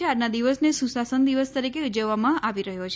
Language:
Gujarati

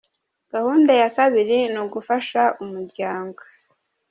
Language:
Kinyarwanda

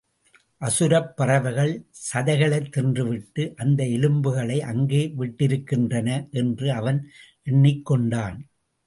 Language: Tamil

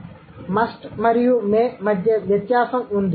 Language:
Telugu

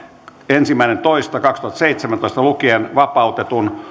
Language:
Finnish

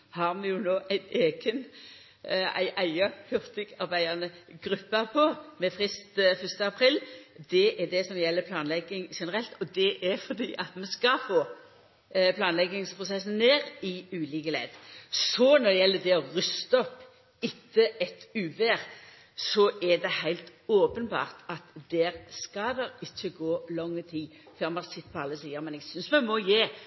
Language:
Norwegian Nynorsk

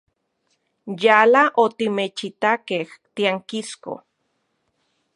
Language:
Central Puebla Nahuatl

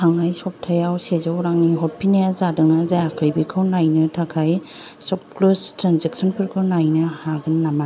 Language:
Bodo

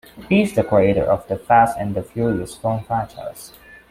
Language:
English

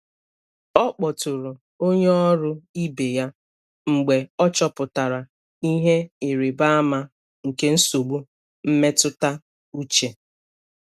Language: Igbo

